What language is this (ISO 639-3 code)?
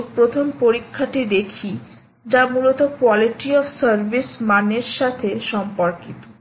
ben